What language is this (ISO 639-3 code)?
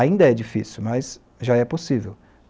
por